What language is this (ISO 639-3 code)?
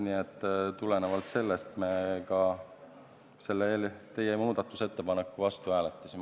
est